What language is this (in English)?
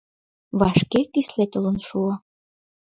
Mari